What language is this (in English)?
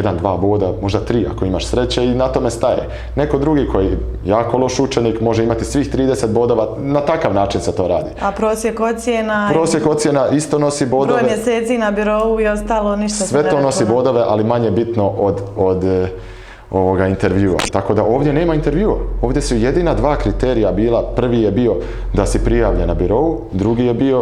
Croatian